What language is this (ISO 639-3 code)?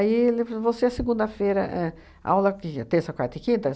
por